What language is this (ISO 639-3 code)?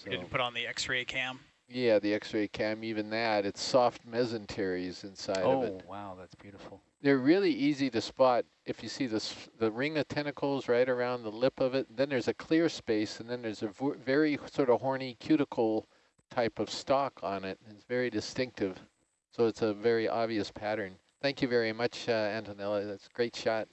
eng